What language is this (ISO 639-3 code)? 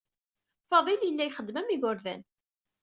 kab